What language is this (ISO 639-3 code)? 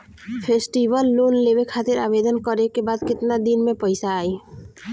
bho